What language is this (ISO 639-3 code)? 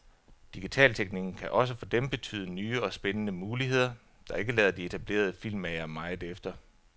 dan